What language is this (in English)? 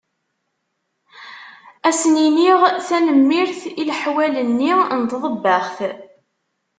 Kabyle